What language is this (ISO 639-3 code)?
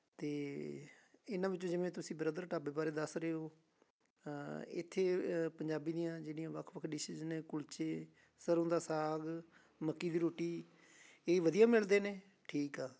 pan